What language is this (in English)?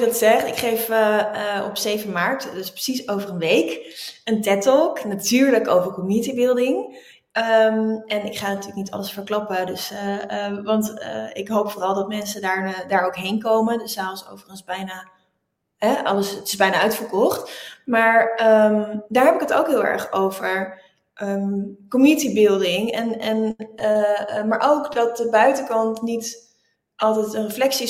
Dutch